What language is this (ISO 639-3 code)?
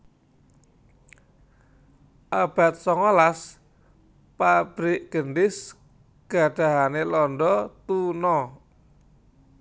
jav